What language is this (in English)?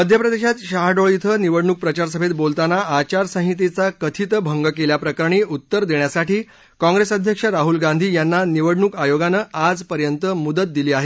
Marathi